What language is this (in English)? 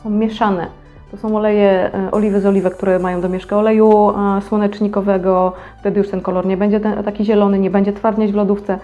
Polish